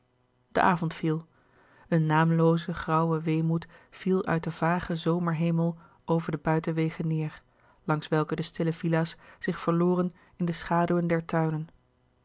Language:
Dutch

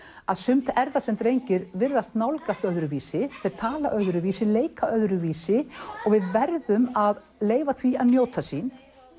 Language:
Icelandic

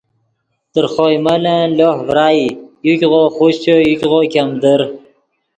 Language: Yidgha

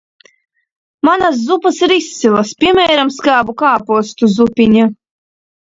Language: Latvian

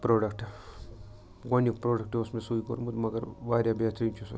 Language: Kashmiri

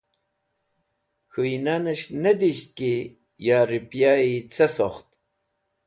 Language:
Wakhi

